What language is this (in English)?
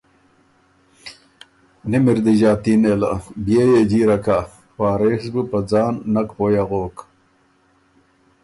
Ormuri